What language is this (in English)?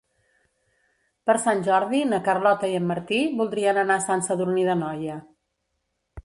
Catalan